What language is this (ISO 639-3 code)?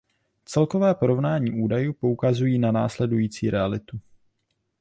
ces